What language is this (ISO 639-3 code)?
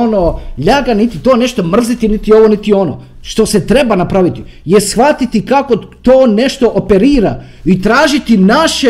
hrv